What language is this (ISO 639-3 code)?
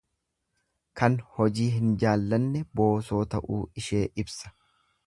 orm